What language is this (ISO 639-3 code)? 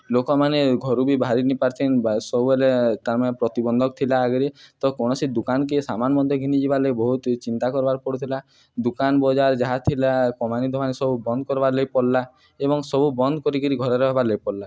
ori